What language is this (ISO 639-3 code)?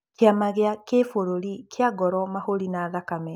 kik